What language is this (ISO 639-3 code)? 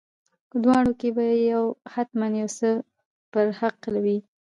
pus